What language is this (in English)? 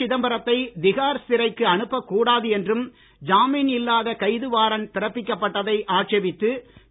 Tamil